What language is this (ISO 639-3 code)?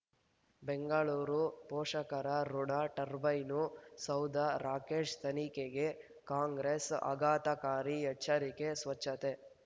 kan